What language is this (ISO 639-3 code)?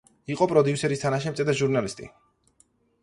kat